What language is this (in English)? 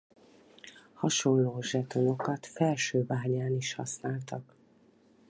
Hungarian